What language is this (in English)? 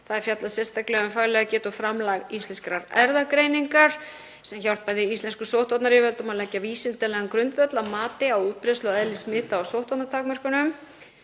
Icelandic